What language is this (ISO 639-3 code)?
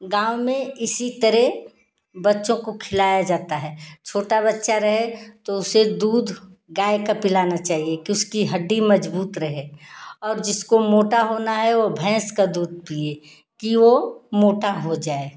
hin